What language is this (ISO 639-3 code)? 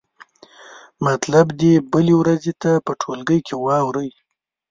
pus